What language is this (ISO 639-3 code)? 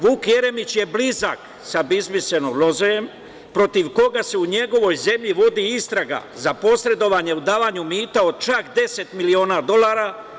srp